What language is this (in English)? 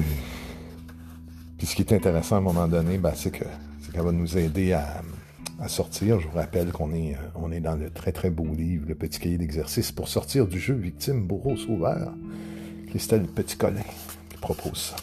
French